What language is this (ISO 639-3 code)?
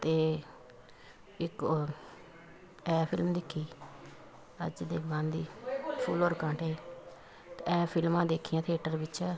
pan